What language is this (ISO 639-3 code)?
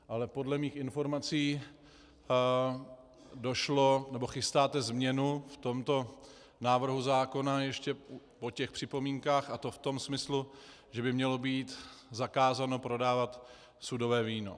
ces